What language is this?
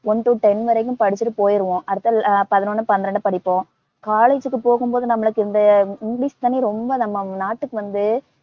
Tamil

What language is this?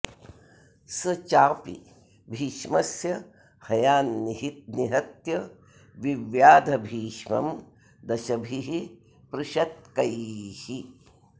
Sanskrit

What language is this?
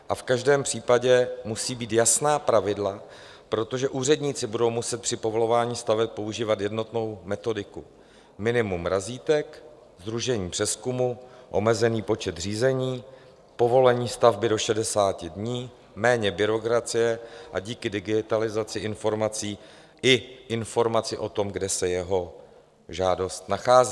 Czech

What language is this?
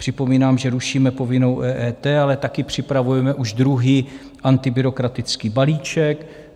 Czech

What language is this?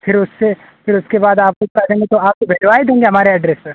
Hindi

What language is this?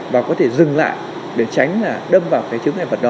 Vietnamese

